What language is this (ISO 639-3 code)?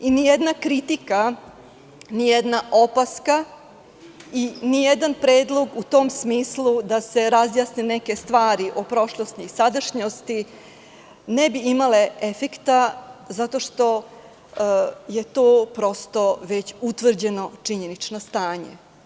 srp